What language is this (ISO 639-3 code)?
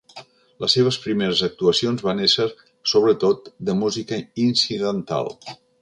cat